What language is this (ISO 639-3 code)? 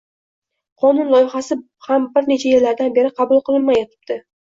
uzb